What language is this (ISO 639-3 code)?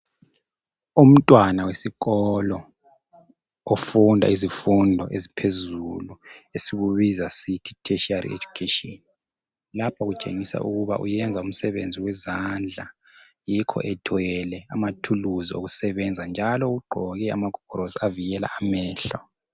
nde